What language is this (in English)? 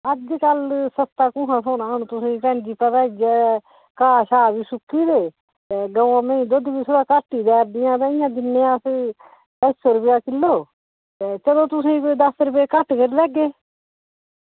Dogri